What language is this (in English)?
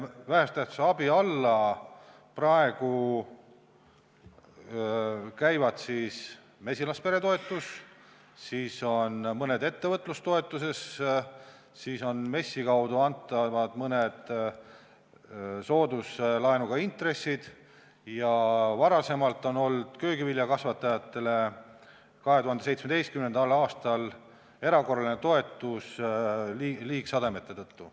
Estonian